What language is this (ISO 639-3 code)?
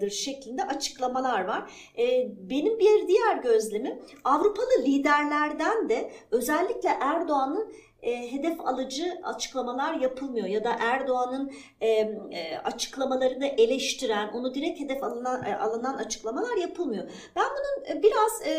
tur